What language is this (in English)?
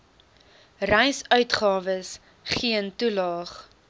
Afrikaans